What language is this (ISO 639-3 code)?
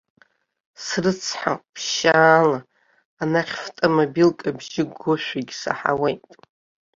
abk